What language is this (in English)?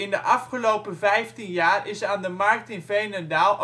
Dutch